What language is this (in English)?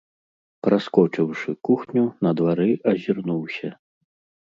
Belarusian